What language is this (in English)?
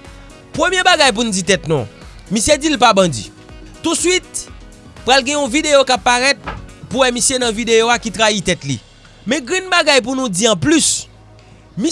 French